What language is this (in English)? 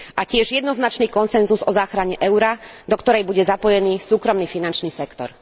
Slovak